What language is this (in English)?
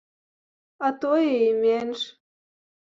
Belarusian